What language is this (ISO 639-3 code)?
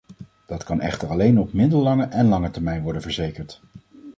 nld